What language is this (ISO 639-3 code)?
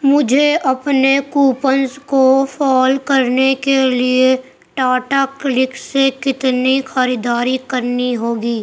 urd